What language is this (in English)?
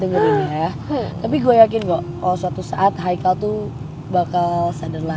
Indonesian